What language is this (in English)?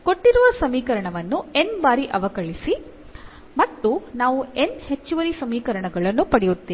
Kannada